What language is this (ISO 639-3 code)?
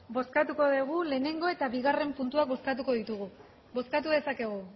eus